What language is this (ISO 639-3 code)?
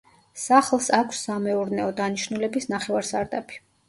kat